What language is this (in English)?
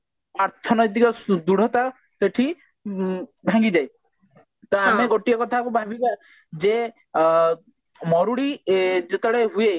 Odia